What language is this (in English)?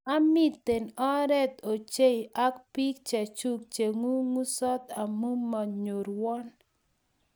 Kalenjin